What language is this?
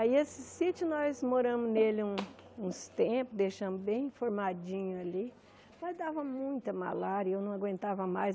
Portuguese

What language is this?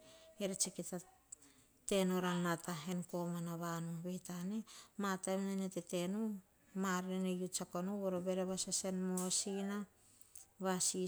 Hahon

